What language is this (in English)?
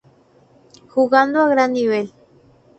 Spanish